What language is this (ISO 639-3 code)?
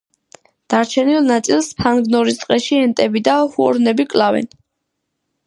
kat